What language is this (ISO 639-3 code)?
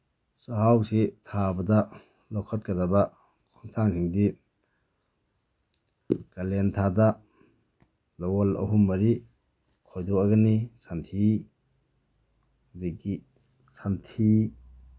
mni